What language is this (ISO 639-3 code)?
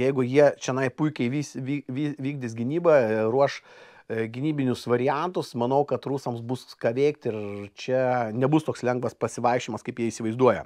lit